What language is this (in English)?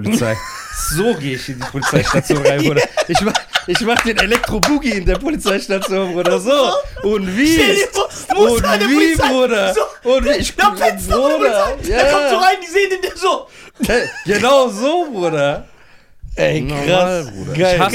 German